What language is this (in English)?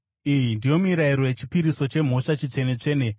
Shona